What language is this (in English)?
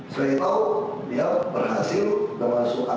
Indonesian